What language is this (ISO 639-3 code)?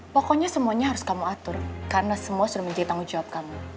ind